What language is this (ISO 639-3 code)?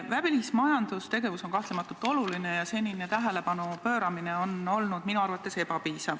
est